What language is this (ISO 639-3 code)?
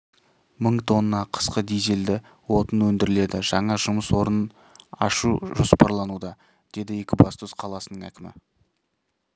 kaz